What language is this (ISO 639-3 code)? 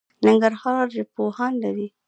pus